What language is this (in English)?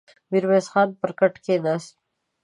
Pashto